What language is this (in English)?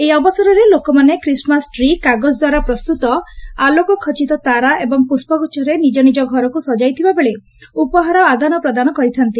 Odia